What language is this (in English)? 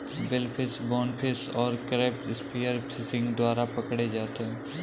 Hindi